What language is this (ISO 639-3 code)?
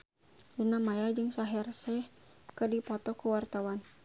sun